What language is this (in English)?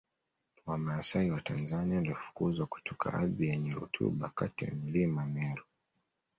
Swahili